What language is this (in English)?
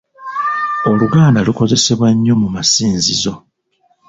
Ganda